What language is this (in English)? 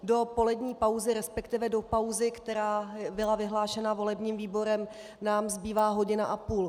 Czech